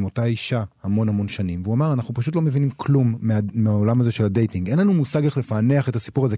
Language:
Hebrew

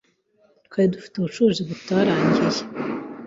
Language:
Kinyarwanda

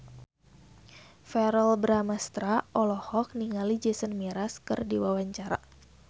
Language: Sundanese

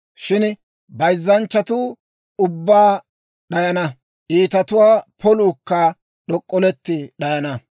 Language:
Dawro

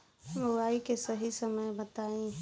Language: Bhojpuri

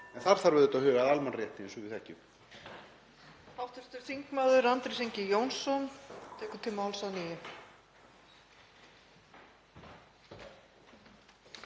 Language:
Icelandic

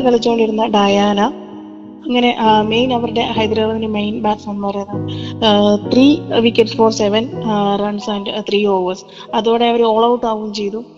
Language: Malayalam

